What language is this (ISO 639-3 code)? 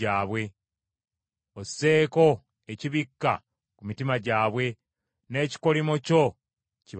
lug